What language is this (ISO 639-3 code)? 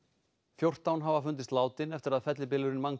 isl